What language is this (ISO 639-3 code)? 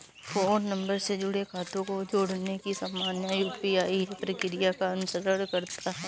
hin